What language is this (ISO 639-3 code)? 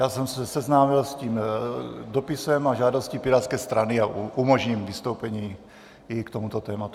ces